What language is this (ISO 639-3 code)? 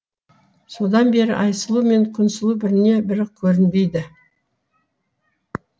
kaz